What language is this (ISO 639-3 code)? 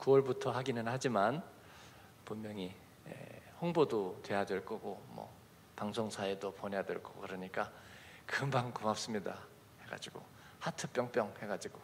kor